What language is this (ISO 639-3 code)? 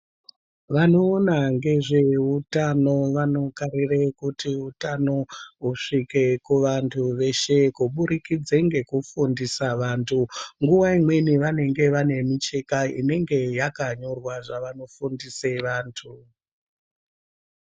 ndc